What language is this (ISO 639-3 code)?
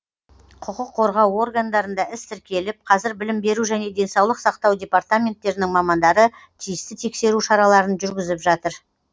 kaz